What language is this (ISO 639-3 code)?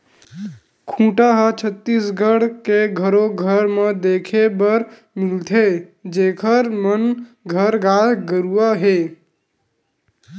hne